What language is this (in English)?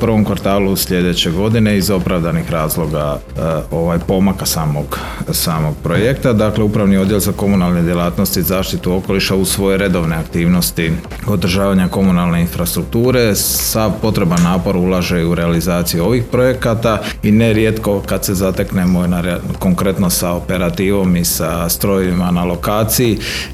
Croatian